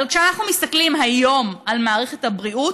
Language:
Hebrew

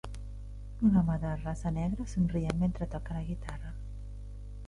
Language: Catalan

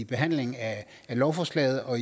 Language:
Danish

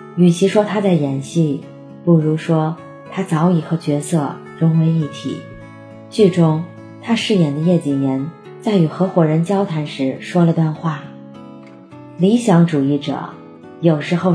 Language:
Chinese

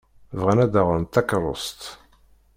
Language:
Kabyle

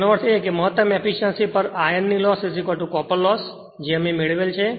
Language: Gujarati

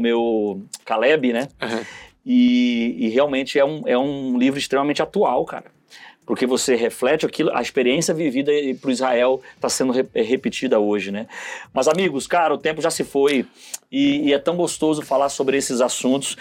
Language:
Portuguese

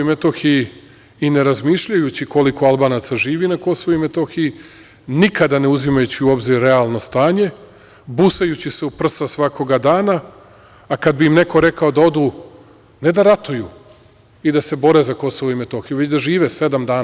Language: Serbian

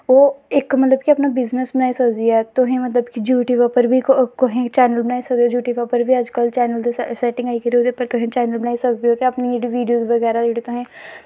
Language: Dogri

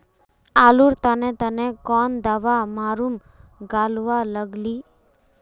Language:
Magahi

